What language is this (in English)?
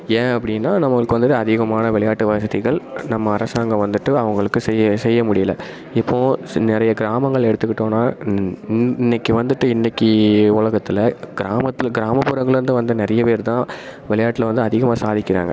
Tamil